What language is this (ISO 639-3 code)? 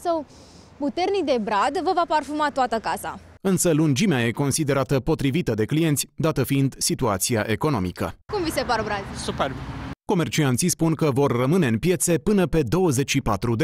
ron